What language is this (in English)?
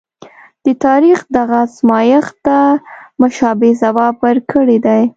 Pashto